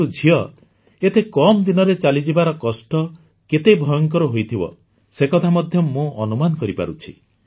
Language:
Odia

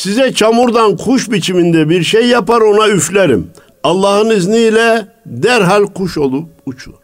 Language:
Turkish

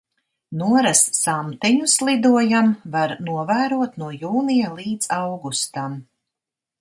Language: Latvian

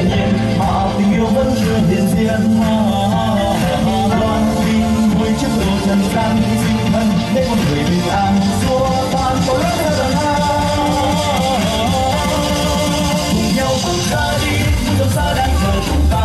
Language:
Vietnamese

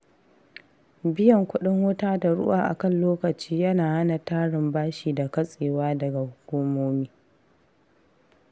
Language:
Hausa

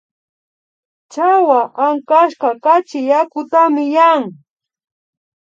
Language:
Imbabura Highland Quichua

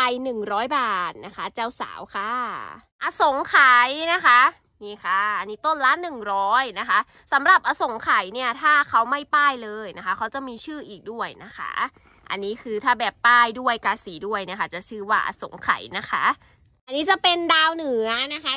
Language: Thai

